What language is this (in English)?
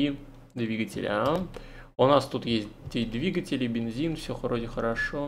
Russian